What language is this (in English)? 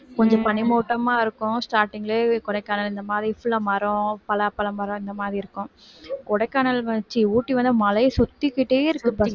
Tamil